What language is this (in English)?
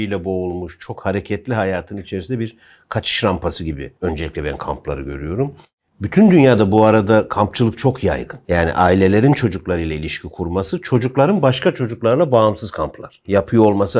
Turkish